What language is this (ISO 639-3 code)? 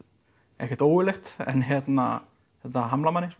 isl